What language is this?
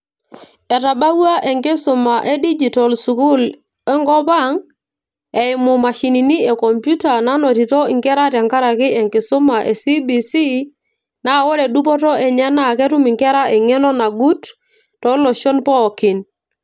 Masai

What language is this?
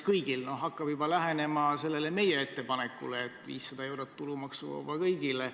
Estonian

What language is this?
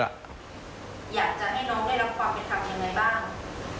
Thai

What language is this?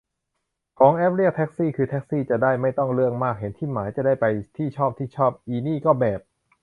Thai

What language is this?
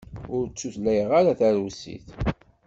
Kabyle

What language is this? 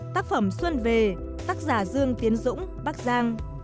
Vietnamese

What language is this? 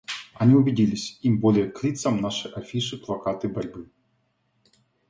Russian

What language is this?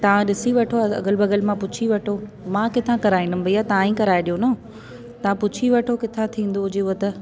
Sindhi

